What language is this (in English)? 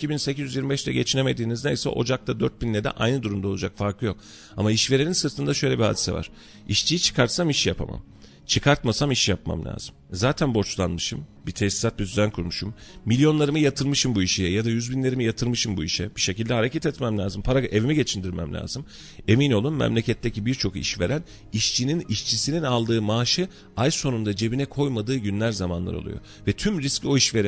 Turkish